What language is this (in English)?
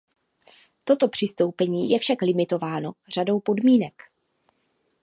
Czech